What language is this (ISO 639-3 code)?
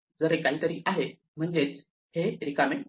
mar